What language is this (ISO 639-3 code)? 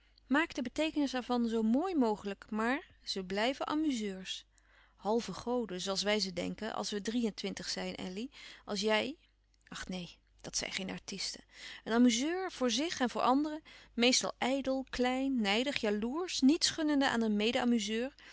nld